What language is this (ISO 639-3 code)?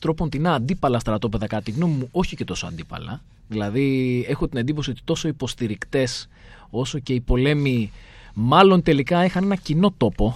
ell